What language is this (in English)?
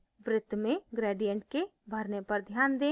Hindi